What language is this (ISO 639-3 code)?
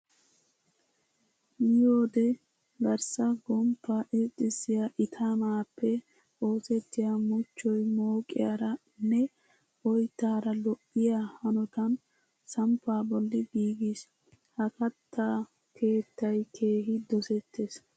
wal